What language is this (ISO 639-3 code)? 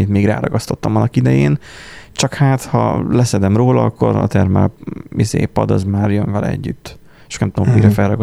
hun